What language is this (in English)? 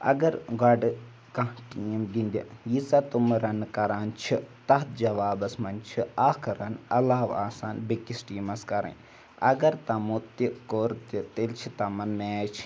Kashmiri